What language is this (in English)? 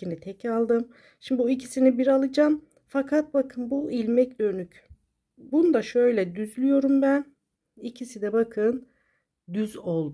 Turkish